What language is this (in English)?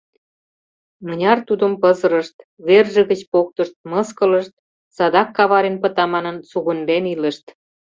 Mari